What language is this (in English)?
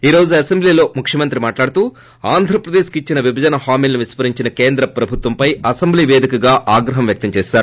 Telugu